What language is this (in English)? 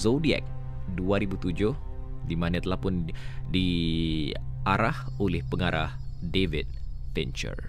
Malay